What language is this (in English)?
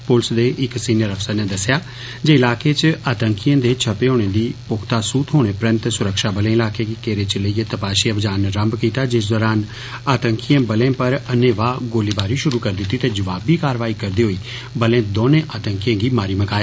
Dogri